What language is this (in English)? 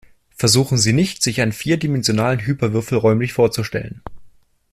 German